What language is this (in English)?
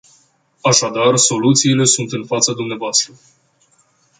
Romanian